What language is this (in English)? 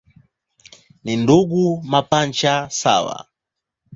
Swahili